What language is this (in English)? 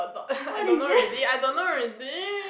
English